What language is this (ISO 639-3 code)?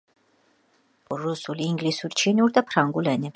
kat